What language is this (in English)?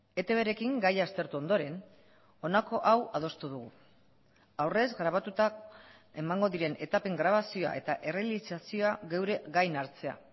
Basque